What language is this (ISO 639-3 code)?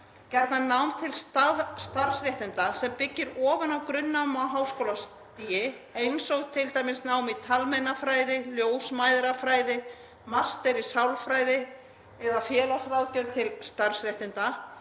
isl